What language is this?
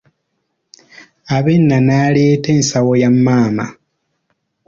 Ganda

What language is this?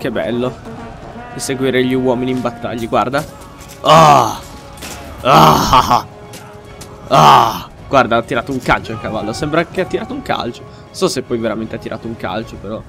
Italian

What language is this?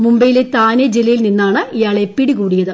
Malayalam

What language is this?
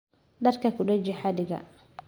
Somali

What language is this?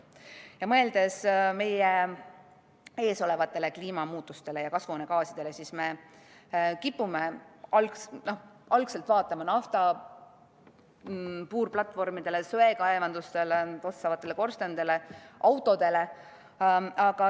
Estonian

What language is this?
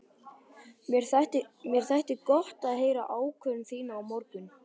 Icelandic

